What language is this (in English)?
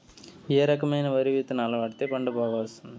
Telugu